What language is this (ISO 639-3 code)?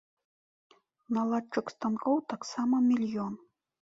bel